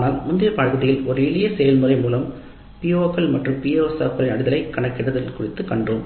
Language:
Tamil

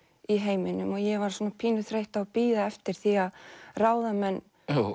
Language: Icelandic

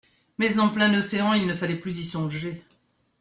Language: French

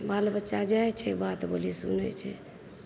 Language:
Maithili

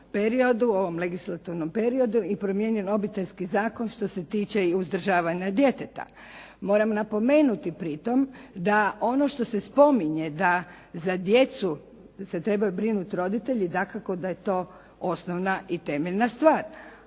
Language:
Croatian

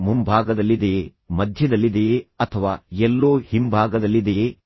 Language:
Kannada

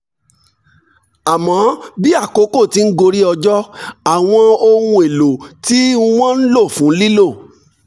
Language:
Yoruba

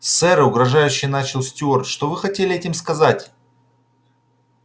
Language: Russian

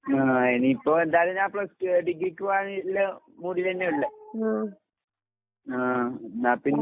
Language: Malayalam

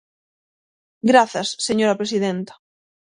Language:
Galician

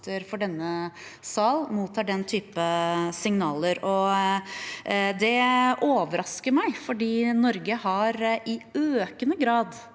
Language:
Norwegian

